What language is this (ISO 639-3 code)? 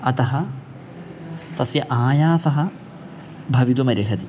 san